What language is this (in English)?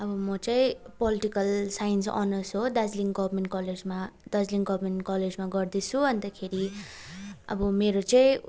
Nepali